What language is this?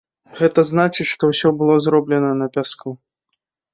Belarusian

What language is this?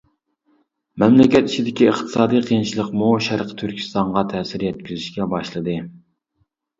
Uyghur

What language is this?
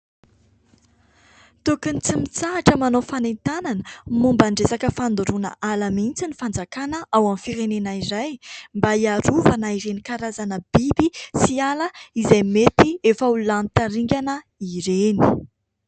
Malagasy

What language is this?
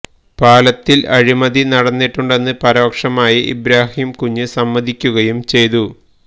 Malayalam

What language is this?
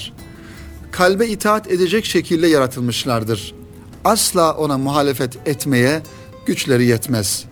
Turkish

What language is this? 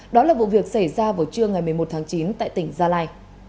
Vietnamese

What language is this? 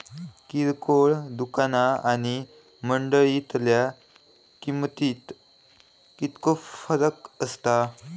Marathi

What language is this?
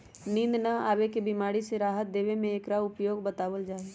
Magahi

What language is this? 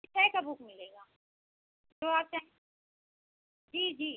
Hindi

